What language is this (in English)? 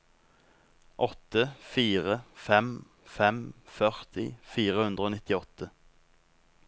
Norwegian